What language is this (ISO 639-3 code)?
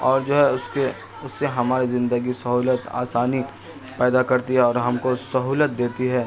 urd